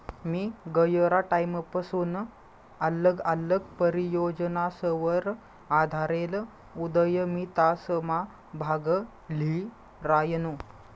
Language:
Marathi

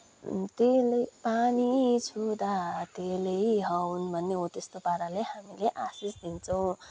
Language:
Nepali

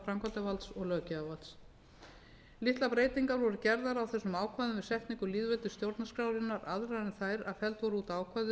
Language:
Icelandic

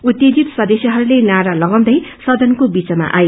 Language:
Nepali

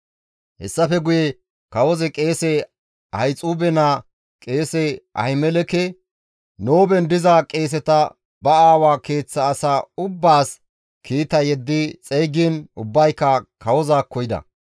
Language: Gamo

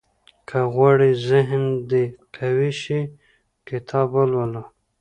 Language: Pashto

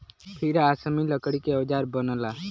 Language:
Bhojpuri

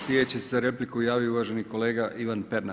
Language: Croatian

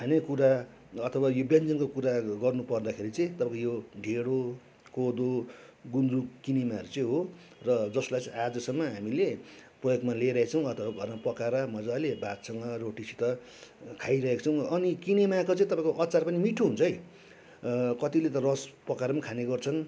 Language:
Nepali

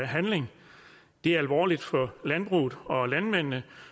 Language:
Danish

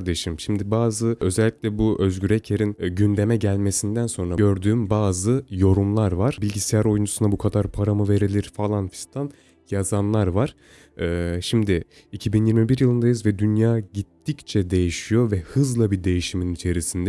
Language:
Turkish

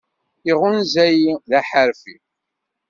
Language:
Kabyle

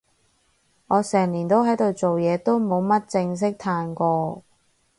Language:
Cantonese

